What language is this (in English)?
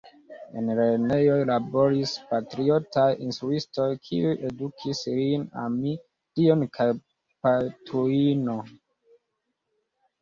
Esperanto